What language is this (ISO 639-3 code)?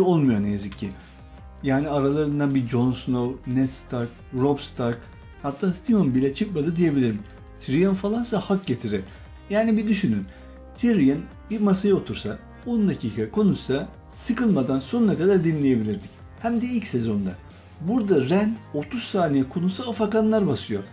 tur